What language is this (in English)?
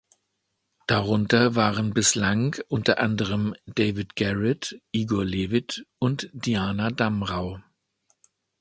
German